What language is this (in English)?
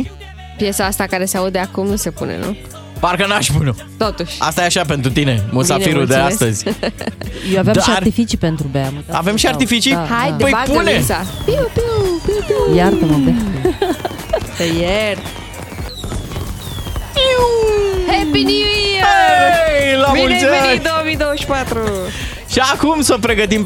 Romanian